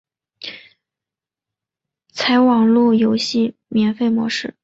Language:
Chinese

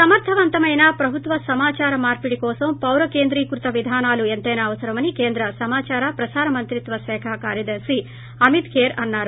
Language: Telugu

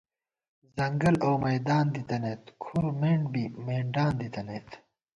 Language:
Gawar-Bati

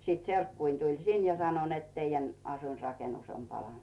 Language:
Finnish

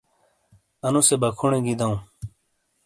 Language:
Shina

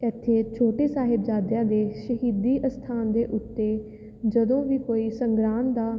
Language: Punjabi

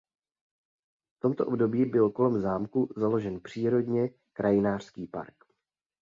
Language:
Czech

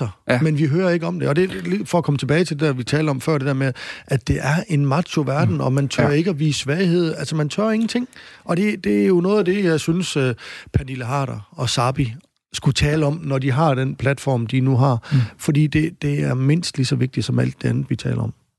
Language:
Danish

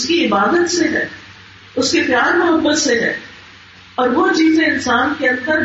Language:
Urdu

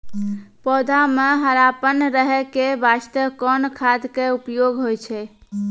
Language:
Maithili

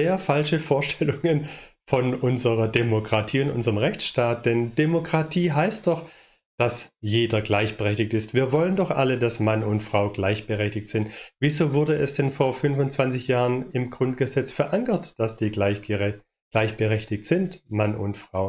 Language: German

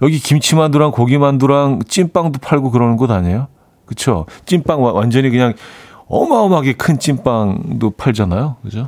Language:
Korean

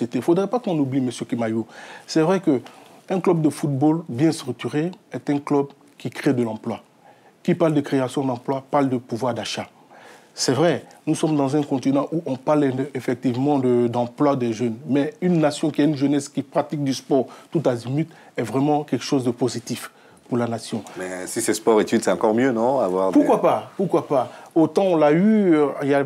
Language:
French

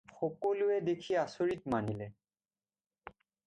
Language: Assamese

